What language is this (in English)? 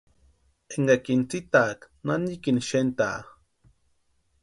Western Highland Purepecha